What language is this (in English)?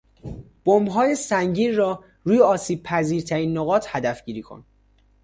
Persian